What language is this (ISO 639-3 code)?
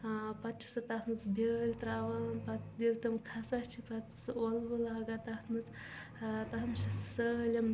kas